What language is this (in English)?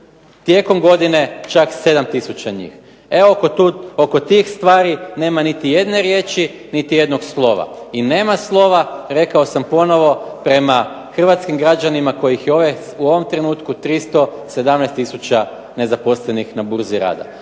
Croatian